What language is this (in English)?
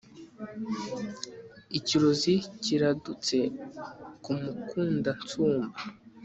Kinyarwanda